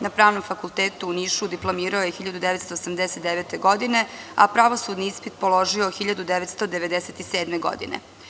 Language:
Serbian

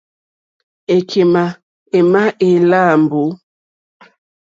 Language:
Mokpwe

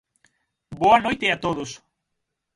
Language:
Galician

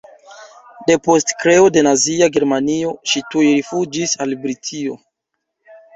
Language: Esperanto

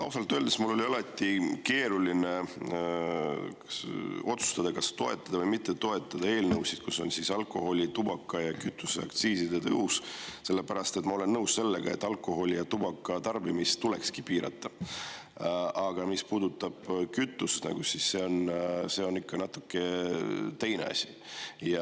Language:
Estonian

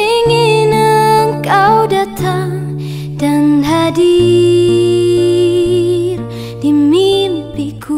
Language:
Indonesian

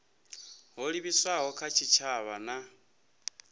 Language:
Venda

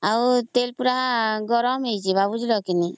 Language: Odia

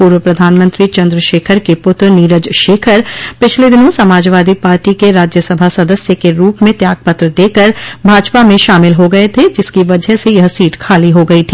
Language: Hindi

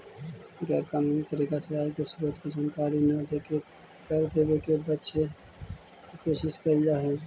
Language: Magahi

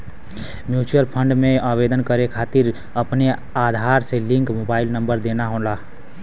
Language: Bhojpuri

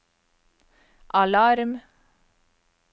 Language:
Norwegian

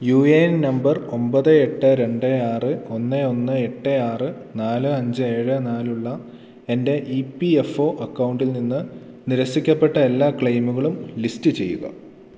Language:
Malayalam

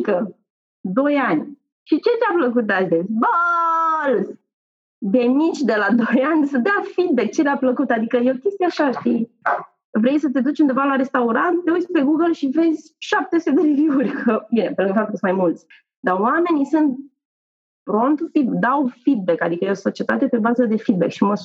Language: Romanian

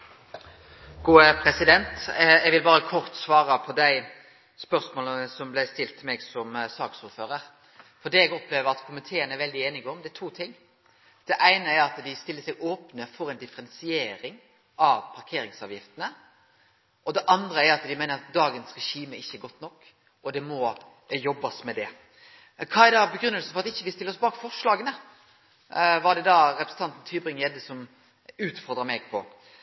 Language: Norwegian Nynorsk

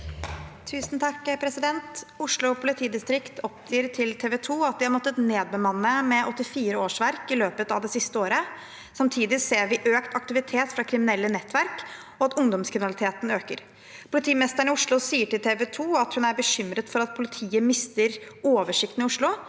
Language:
Norwegian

